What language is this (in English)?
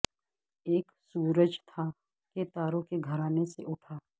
Urdu